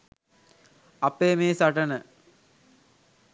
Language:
Sinhala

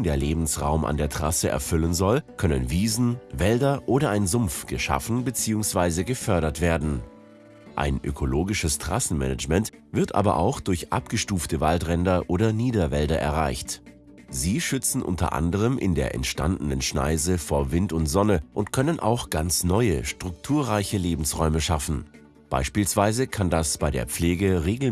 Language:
German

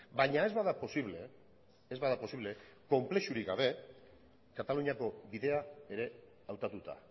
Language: Basque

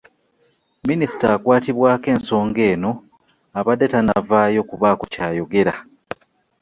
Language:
Ganda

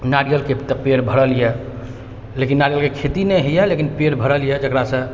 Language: Maithili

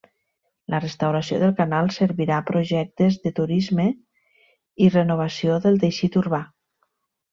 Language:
Catalan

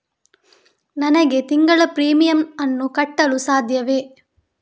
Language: Kannada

